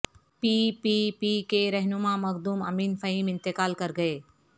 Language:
Urdu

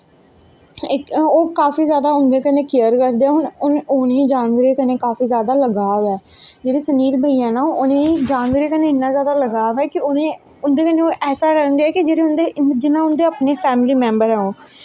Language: Dogri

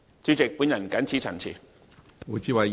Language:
Cantonese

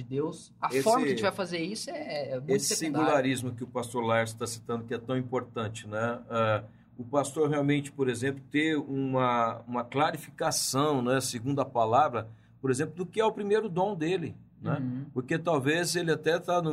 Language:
Portuguese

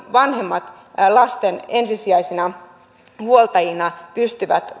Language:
Finnish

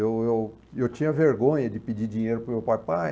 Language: Portuguese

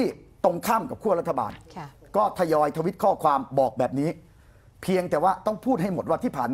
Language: Thai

